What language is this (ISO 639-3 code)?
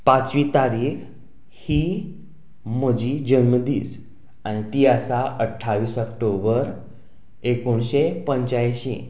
kok